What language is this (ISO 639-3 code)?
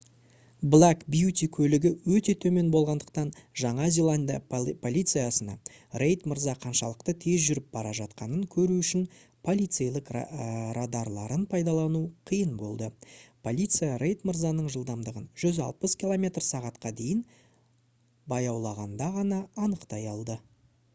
kaz